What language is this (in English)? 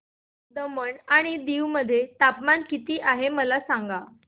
Marathi